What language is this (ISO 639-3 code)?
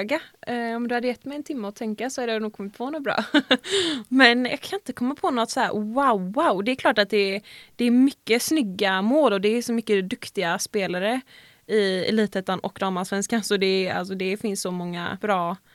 swe